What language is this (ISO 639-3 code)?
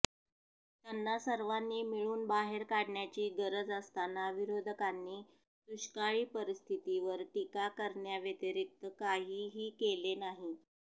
mar